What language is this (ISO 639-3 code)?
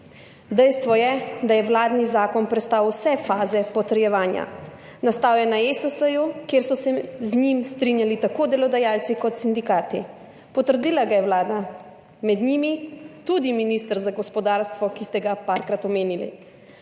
slv